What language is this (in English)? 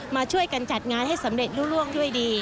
Thai